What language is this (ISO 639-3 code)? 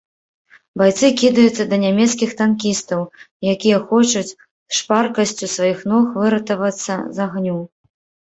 bel